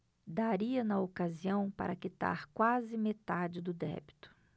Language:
Portuguese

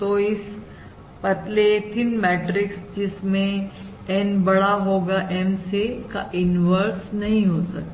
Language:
Hindi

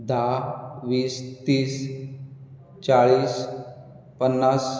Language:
Konkani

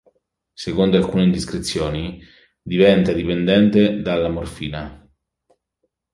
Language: Italian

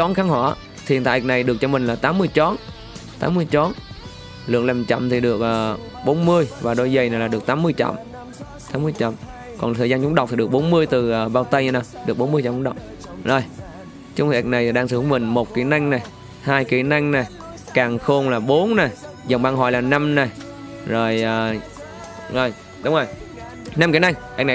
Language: Vietnamese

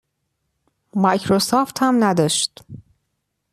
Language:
Persian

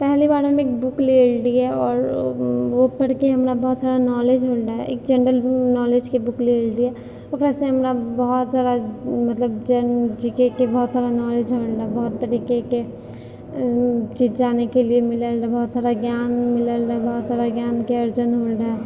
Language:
Maithili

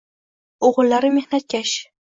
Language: Uzbek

